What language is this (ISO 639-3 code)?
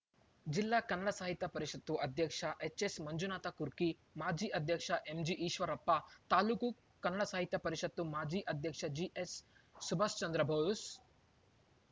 kan